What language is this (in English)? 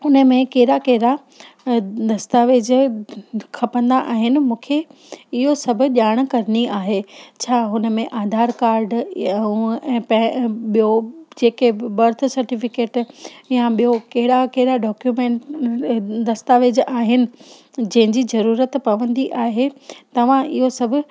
Sindhi